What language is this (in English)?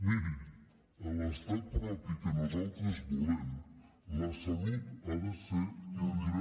Catalan